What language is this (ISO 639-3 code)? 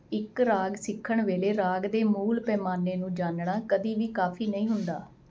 pan